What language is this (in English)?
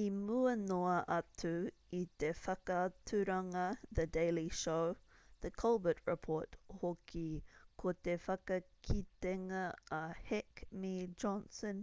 Māori